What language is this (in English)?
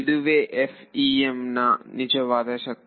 Kannada